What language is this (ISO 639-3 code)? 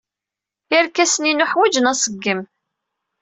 kab